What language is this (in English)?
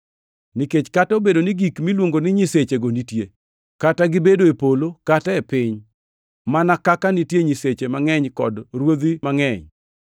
Luo (Kenya and Tanzania)